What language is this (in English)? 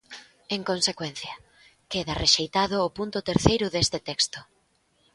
Galician